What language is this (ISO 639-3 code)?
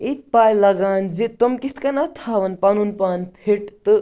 kas